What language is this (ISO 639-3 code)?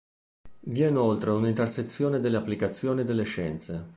ita